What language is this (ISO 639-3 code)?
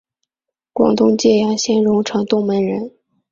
zho